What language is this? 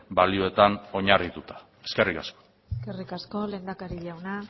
Basque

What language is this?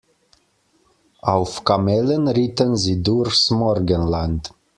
German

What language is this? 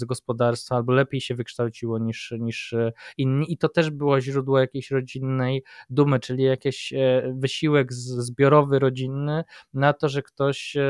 Polish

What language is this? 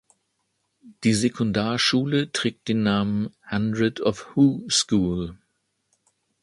German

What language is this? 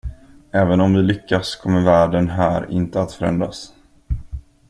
Swedish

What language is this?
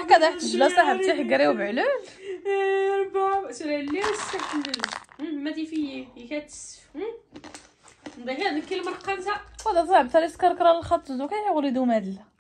Arabic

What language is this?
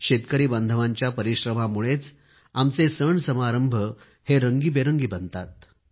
Marathi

